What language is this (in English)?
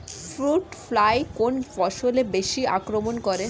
Bangla